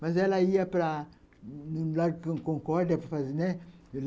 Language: Portuguese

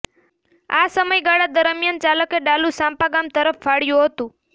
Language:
Gujarati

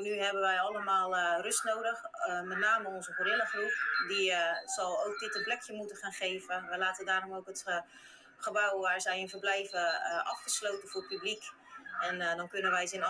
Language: Dutch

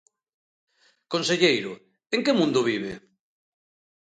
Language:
Galician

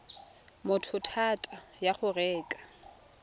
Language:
Tswana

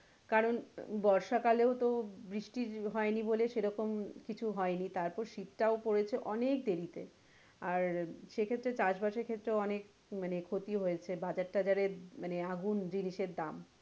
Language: Bangla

